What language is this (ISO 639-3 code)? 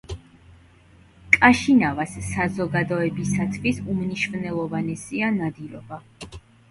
kat